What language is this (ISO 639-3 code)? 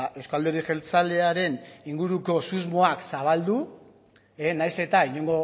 eus